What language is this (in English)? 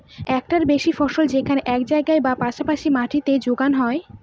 Bangla